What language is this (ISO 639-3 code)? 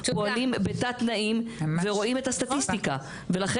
heb